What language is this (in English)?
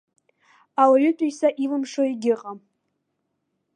Abkhazian